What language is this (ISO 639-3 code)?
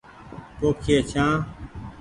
gig